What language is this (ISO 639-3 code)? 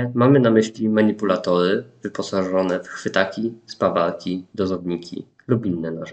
pol